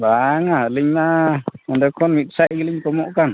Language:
Santali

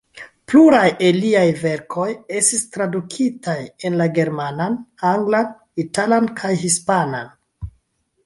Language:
Esperanto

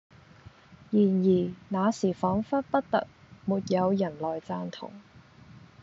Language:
Cantonese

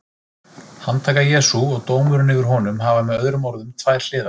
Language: Icelandic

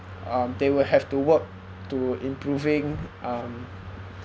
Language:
English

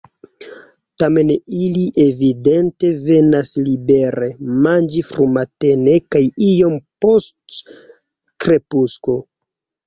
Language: Esperanto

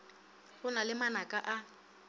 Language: Northern Sotho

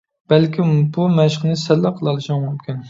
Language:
Uyghur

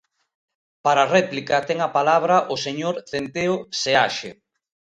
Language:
Galician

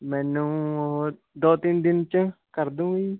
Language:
Punjabi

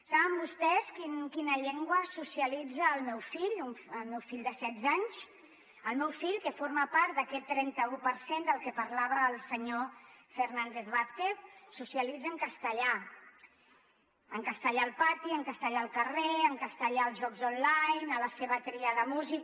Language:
Catalan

